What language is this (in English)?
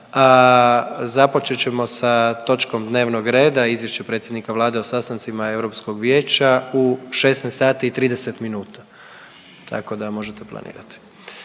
Croatian